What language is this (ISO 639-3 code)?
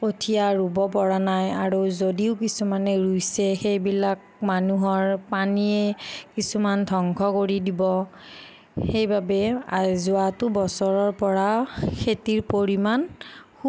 asm